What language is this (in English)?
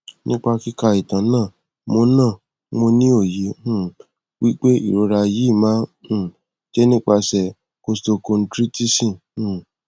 Yoruba